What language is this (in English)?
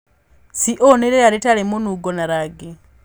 Kikuyu